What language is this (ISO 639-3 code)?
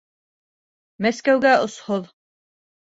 bak